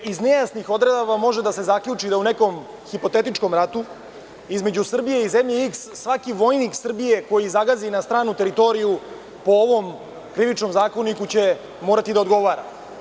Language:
Serbian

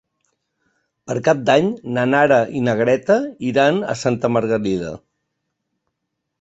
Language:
Catalan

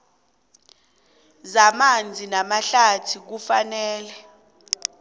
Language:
South Ndebele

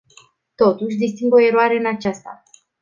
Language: Romanian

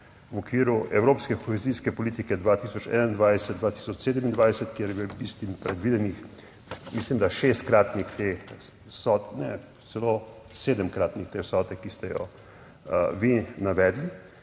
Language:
Slovenian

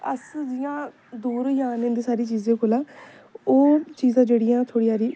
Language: Dogri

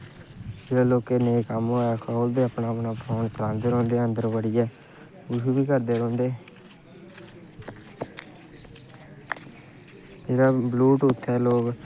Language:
Dogri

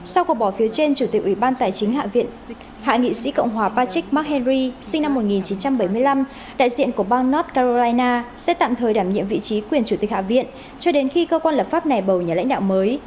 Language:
Vietnamese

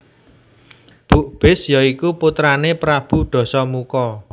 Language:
Javanese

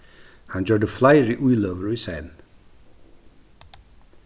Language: Faroese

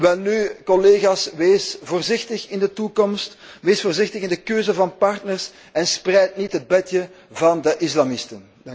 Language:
Dutch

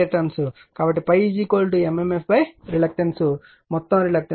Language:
Telugu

